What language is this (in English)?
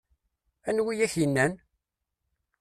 Kabyle